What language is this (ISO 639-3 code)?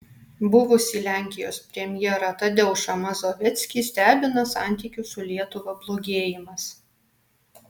lit